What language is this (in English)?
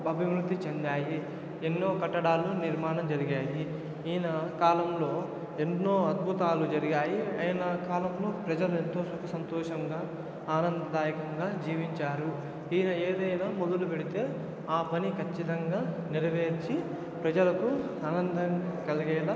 Telugu